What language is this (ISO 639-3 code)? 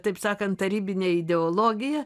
lit